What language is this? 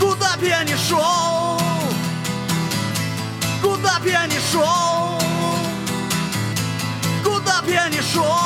Russian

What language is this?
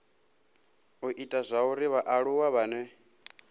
Venda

